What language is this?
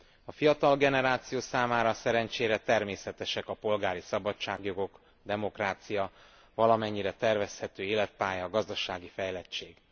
Hungarian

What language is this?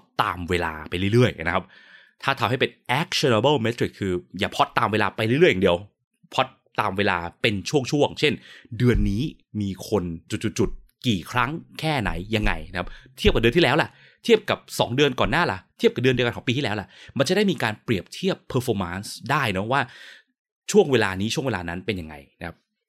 Thai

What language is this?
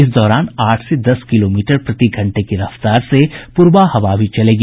Hindi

